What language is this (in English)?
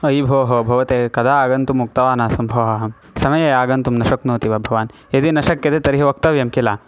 Sanskrit